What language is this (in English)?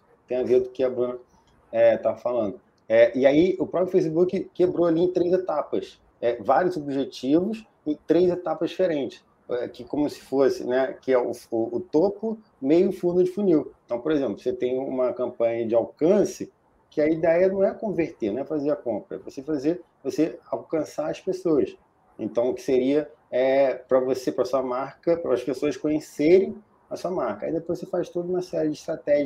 Portuguese